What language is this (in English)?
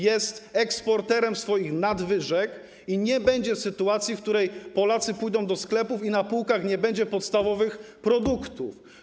Polish